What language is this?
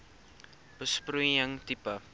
Afrikaans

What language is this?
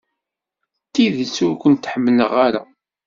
Kabyle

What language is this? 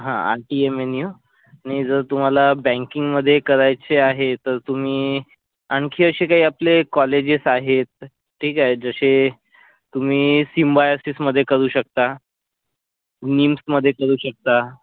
Marathi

